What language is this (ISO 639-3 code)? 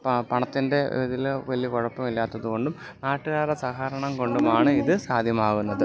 mal